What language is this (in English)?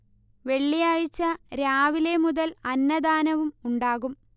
Malayalam